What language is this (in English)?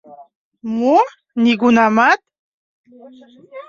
Mari